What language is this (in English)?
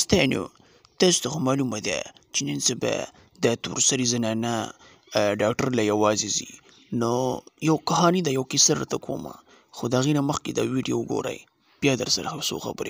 Arabic